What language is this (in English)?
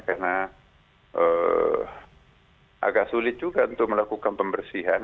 Indonesian